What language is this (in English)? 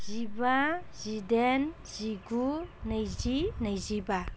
Bodo